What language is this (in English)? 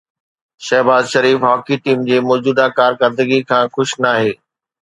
Sindhi